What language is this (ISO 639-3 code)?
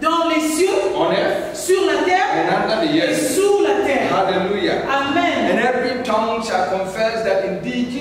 fra